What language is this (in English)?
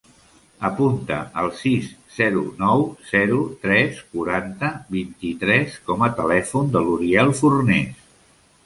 Catalan